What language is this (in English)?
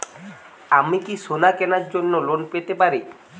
Bangla